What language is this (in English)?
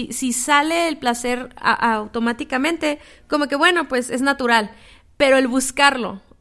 Spanish